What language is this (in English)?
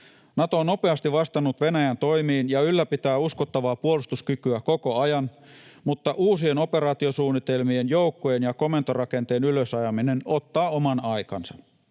Finnish